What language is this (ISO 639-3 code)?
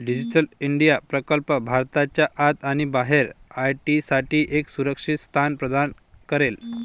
mar